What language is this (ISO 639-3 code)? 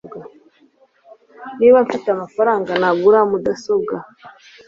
kin